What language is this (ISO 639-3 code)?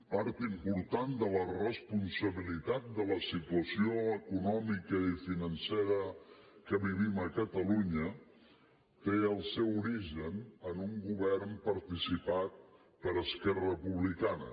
cat